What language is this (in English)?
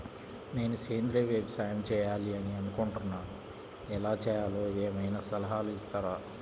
Telugu